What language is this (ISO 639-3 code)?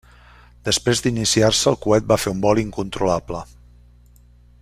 cat